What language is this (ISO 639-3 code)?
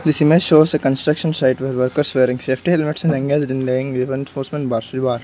eng